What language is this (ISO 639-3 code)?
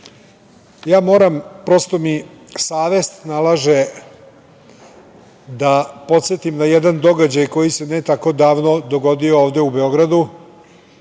srp